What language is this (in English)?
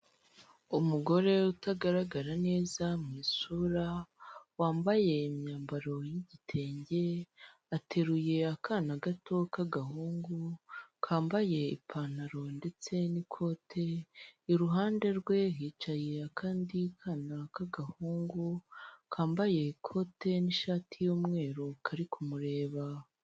Kinyarwanda